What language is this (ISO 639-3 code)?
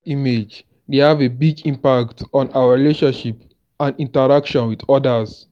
pcm